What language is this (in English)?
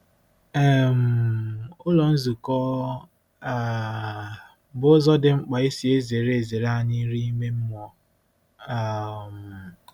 Igbo